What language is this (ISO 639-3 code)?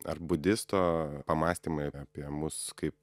lit